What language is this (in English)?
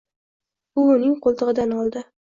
Uzbek